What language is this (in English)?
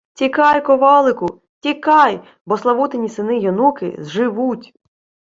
Ukrainian